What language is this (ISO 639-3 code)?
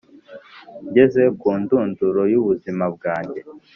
kin